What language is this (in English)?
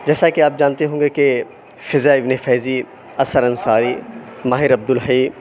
Urdu